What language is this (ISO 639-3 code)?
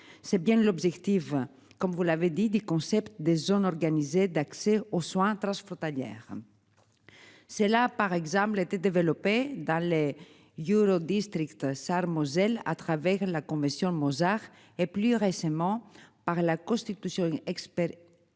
fra